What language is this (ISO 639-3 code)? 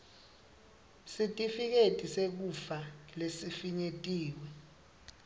ssw